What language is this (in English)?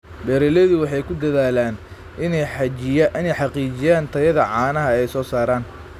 Somali